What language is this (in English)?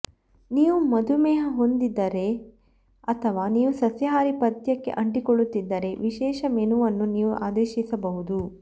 Kannada